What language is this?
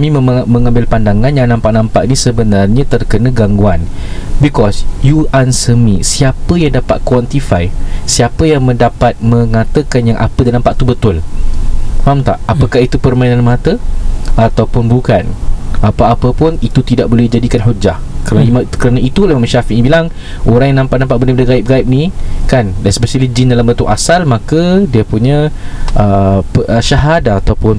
Malay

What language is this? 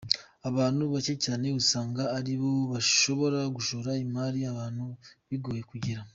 Kinyarwanda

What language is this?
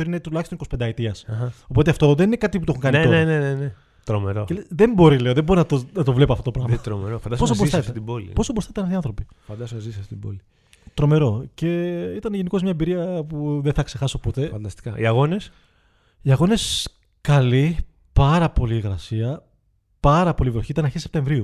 Greek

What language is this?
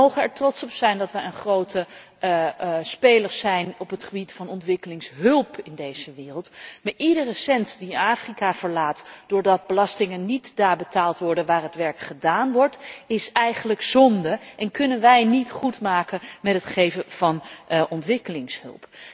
Dutch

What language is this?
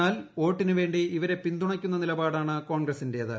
Malayalam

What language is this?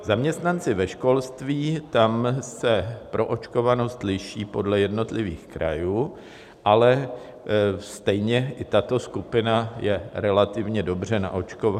Czech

